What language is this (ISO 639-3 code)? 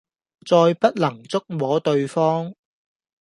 yue